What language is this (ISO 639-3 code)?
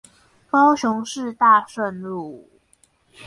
zho